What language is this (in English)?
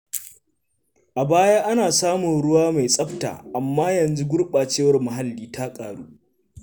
Hausa